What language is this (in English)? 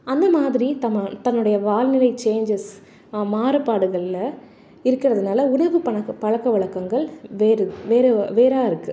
Tamil